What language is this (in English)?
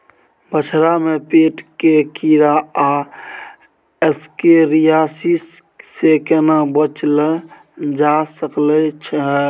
Maithili